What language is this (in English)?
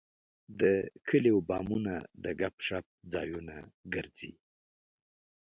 Pashto